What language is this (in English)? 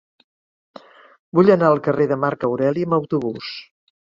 Catalan